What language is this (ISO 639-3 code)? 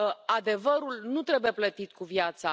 ron